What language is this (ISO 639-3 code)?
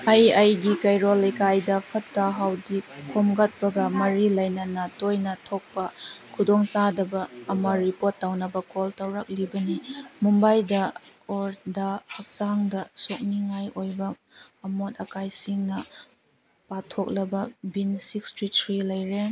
mni